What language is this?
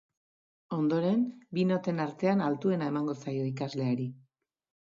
Basque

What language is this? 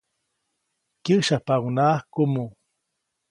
Copainalá Zoque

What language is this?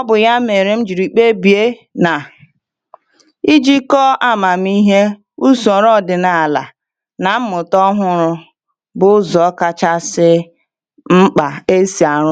Igbo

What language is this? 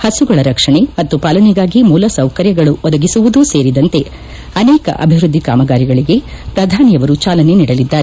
Kannada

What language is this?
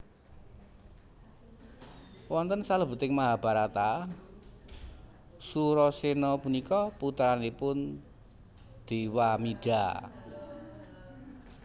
Javanese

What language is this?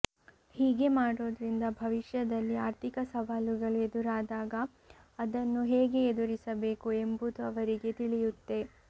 Kannada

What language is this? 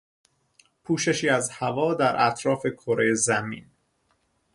Persian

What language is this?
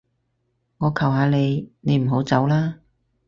Cantonese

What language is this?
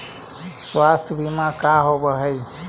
Magahi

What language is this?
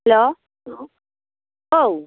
Bodo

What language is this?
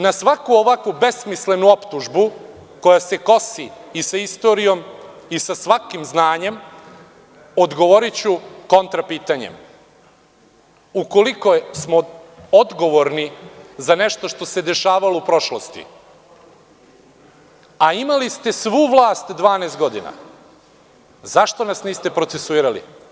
Serbian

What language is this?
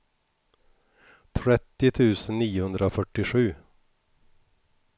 Swedish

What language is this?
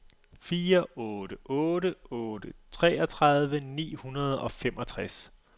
Danish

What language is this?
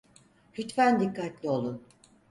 Turkish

